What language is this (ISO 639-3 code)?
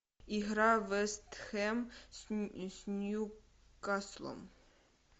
rus